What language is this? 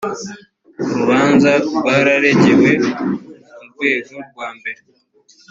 Kinyarwanda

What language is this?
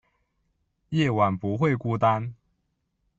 Chinese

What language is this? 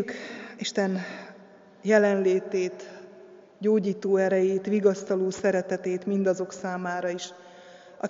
Hungarian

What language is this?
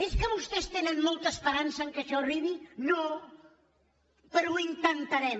Catalan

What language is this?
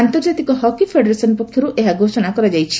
Odia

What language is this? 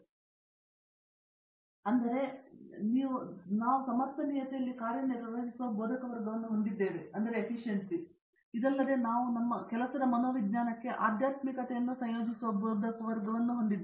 Kannada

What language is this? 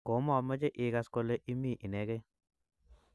Kalenjin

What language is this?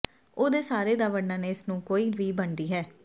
Punjabi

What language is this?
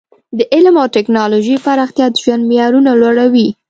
Pashto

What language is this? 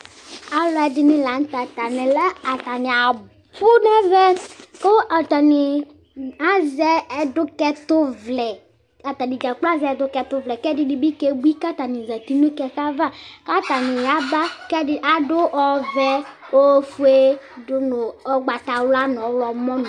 Ikposo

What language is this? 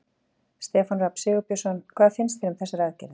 Icelandic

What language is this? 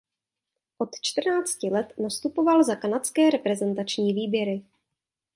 Czech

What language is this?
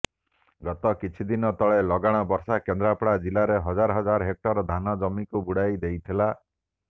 Odia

